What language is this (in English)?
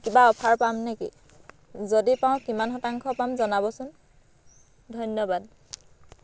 Assamese